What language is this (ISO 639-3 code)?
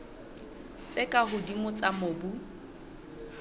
sot